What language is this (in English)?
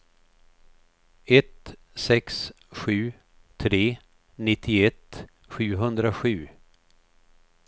Swedish